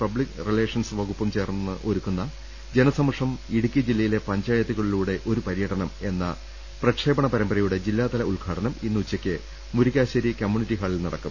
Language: Malayalam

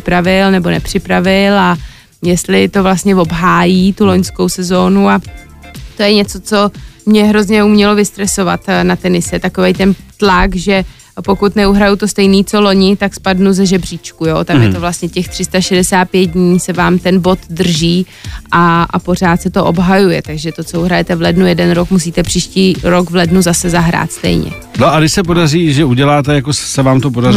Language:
Czech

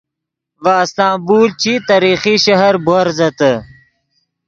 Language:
Yidgha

